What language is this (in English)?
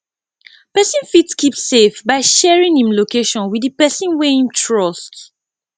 Nigerian Pidgin